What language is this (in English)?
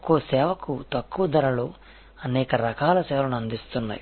Telugu